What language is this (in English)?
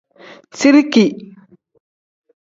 Tem